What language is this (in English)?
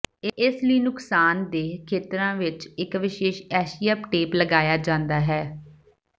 Punjabi